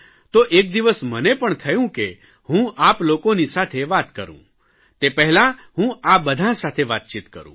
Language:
Gujarati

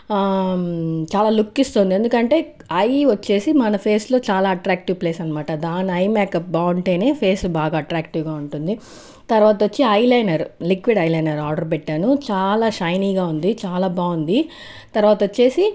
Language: Telugu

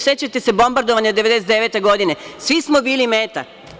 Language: Serbian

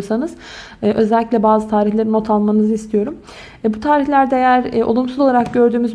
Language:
Turkish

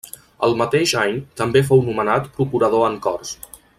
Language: Catalan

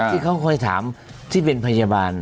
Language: Thai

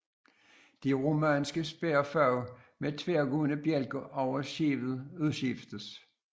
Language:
Danish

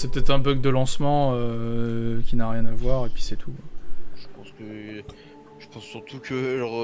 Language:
French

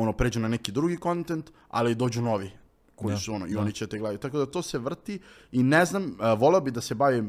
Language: Croatian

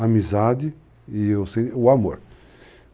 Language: Portuguese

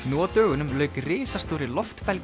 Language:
Icelandic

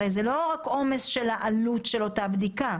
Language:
Hebrew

